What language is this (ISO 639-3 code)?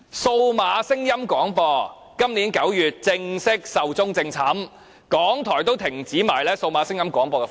yue